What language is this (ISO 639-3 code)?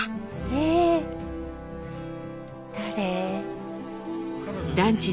jpn